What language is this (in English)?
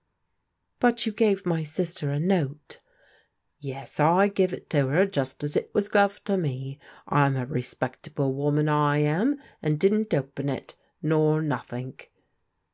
English